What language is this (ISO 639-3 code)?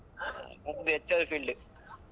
kan